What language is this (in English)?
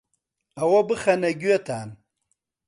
Central Kurdish